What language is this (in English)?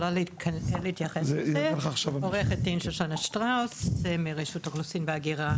Hebrew